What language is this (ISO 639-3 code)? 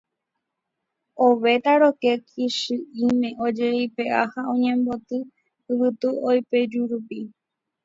grn